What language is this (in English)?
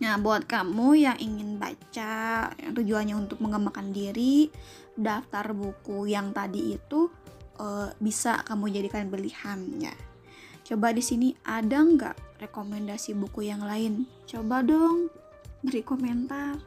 Indonesian